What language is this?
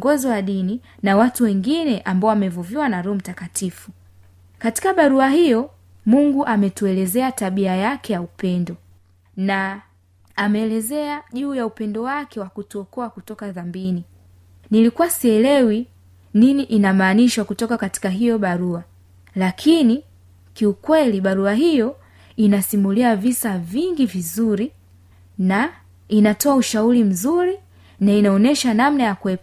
Swahili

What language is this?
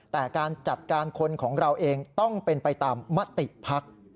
Thai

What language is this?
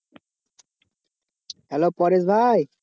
Bangla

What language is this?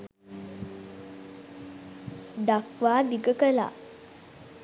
Sinhala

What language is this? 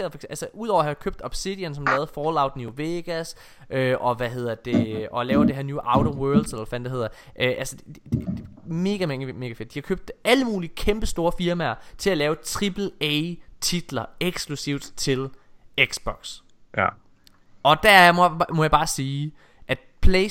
Danish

